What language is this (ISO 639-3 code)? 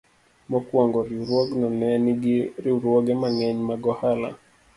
luo